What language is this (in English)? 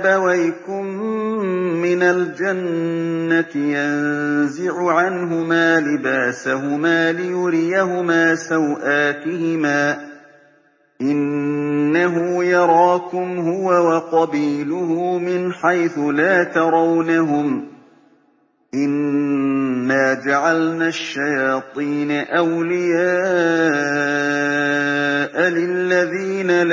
Arabic